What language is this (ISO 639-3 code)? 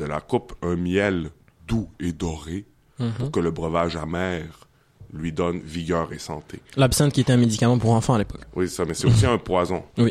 fra